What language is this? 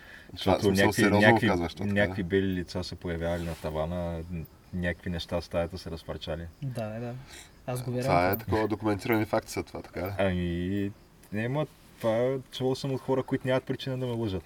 Bulgarian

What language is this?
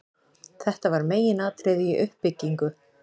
Icelandic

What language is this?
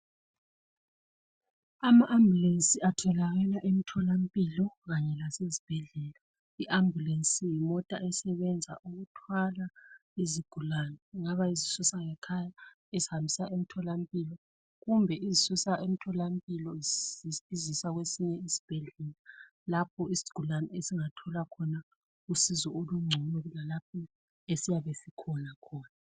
North Ndebele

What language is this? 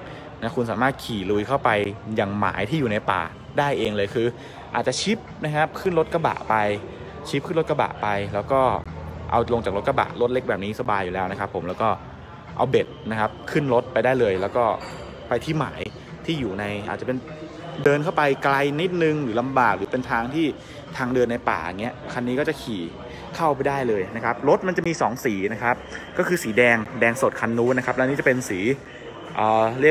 Thai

